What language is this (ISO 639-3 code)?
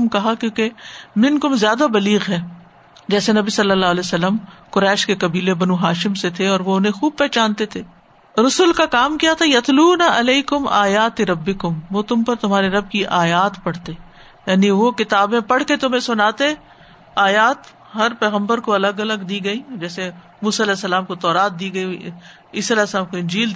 urd